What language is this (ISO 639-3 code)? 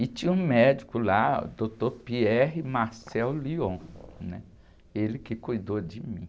por